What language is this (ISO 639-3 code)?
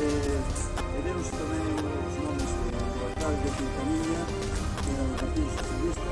spa